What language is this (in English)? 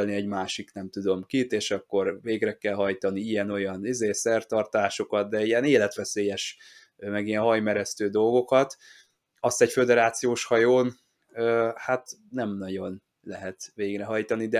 Hungarian